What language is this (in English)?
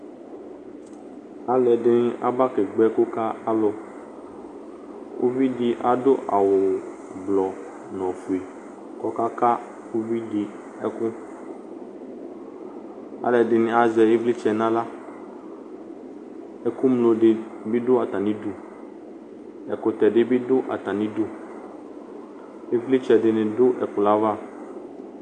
Ikposo